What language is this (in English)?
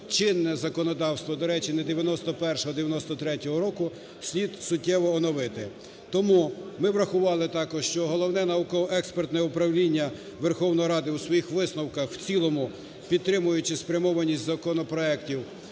Ukrainian